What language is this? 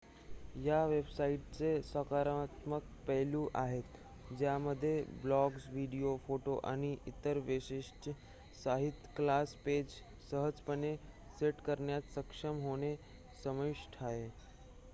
Marathi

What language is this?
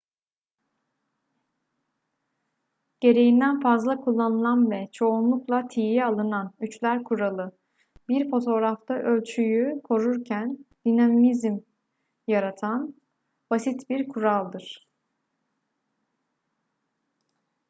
Turkish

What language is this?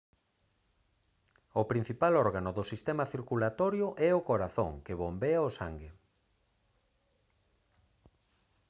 Galician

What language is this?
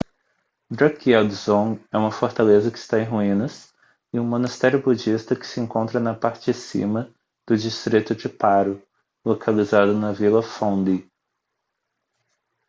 Portuguese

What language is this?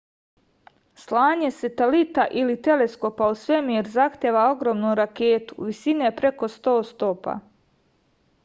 Serbian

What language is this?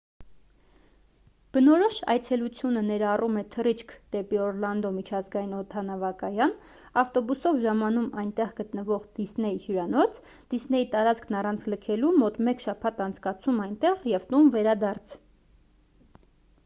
Armenian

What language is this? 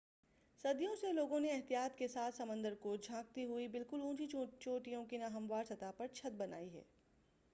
Urdu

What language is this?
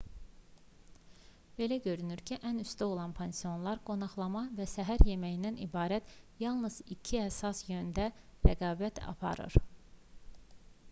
Azerbaijani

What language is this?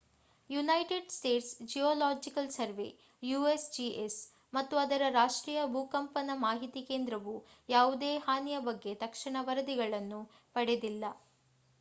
Kannada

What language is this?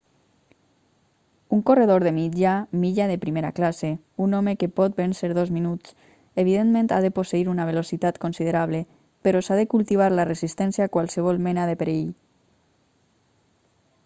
Catalan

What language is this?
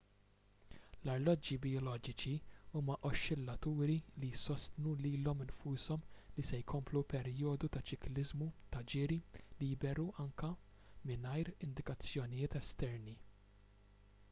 Maltese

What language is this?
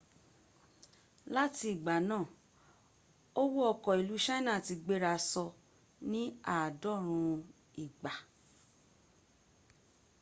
Yoruba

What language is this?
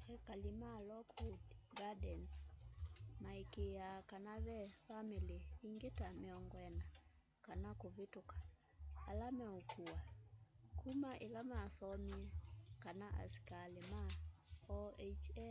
Kamba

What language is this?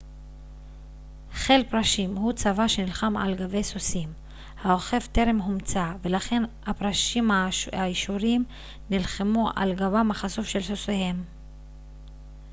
Hebrew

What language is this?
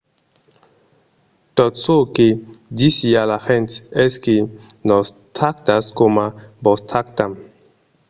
Occitan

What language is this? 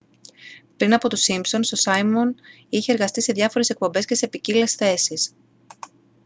Greek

